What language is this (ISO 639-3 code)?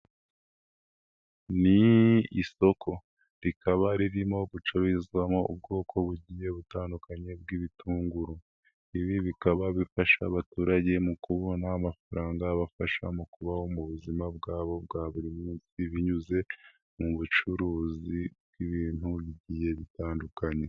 kin